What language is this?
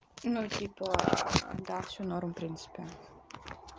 Russian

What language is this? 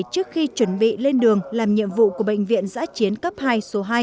Vietnamese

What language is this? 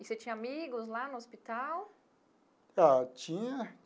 Portuguese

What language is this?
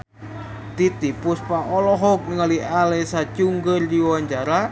Sundanese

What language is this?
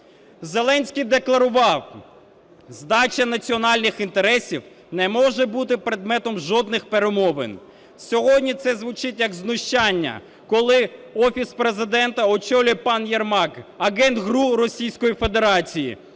Ukrainian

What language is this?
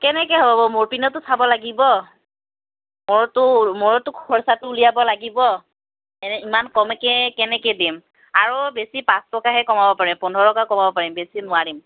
Assamese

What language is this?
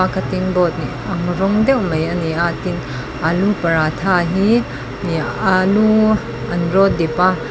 Mizo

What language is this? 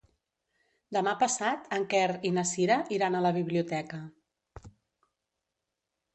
Catalan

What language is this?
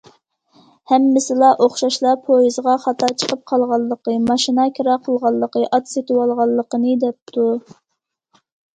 Uyghur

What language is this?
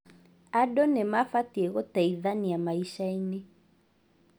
Kikuyu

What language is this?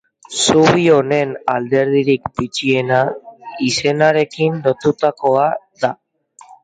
Basque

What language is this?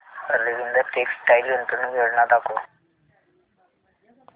Marathi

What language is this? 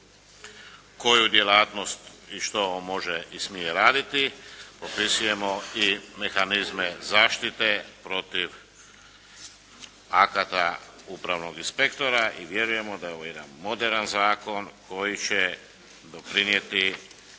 Croatian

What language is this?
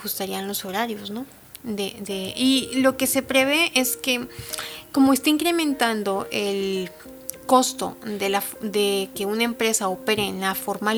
Spanish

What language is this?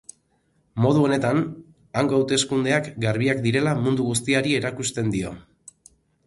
Basque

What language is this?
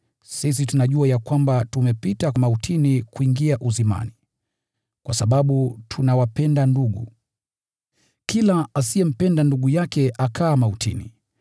Swahili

